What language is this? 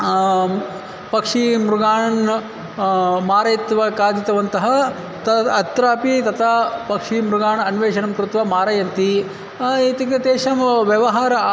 Sanskrit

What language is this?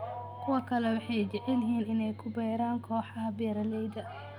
Somali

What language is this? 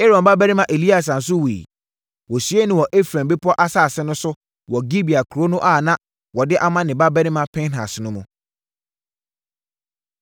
Akan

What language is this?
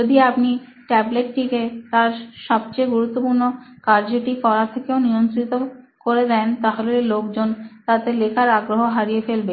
Bangla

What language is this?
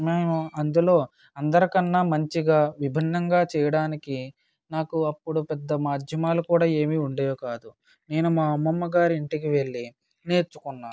Telugu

